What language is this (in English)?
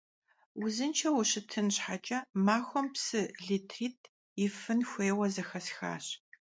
Kabardian